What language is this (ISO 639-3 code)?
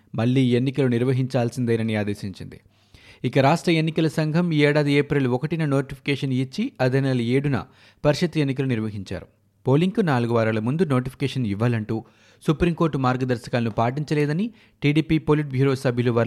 tel